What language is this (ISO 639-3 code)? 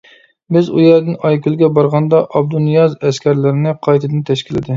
uig